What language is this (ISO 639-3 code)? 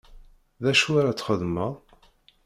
kab